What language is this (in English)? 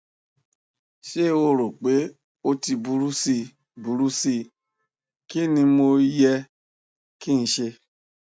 Yoruba